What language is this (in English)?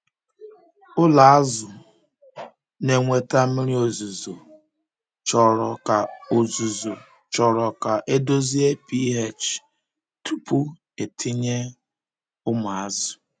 Igbo